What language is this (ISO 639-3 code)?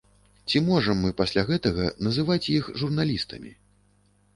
bel